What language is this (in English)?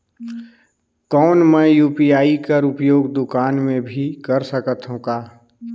Chhattisgarhi